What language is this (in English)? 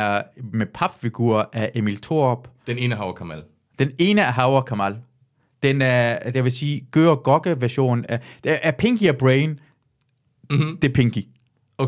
Danish